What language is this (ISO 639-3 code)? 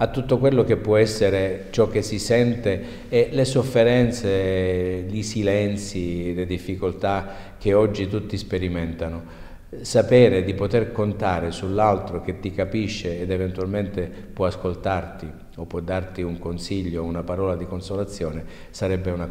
ita